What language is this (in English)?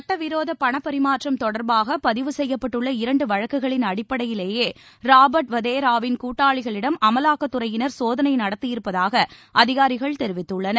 Tamil